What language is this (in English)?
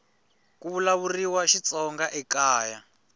Tsonga